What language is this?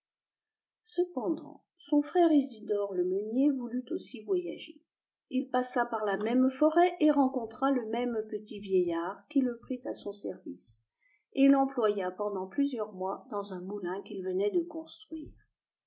French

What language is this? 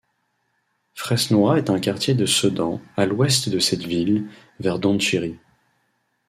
French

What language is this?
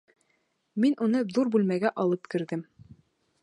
Bashkir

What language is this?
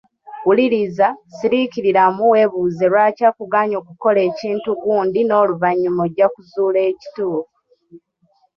Ganda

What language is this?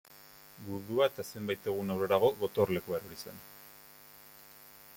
Basque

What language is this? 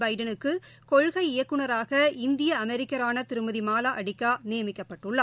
Tamil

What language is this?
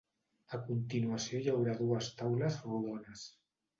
Catalan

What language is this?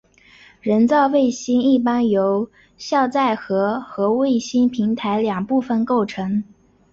Chinese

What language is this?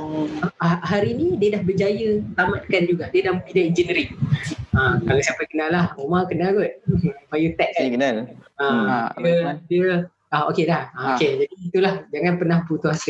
Malay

